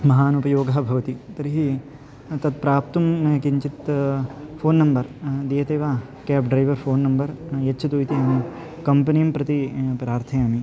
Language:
Sanskrit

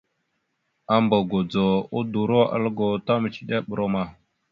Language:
Mada (Cameroon)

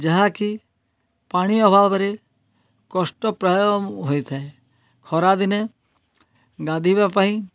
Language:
Odia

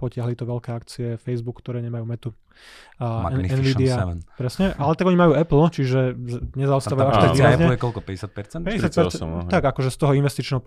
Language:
Slovak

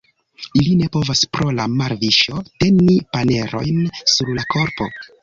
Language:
Esperanto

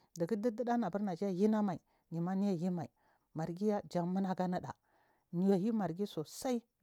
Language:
Marghi South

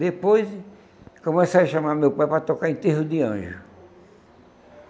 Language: Portuguese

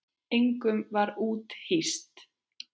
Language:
Icelandic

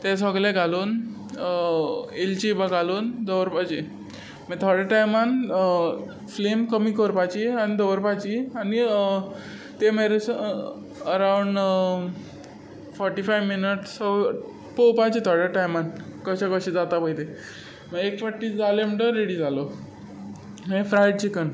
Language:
Konkani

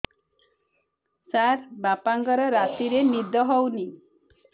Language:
Odia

